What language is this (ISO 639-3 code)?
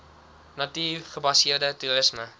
afr